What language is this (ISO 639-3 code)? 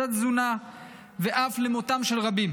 heb